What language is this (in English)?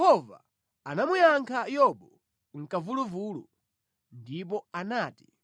Nyanja